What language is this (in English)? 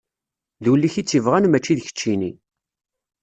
Kabyle